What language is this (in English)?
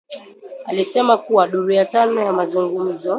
Swahili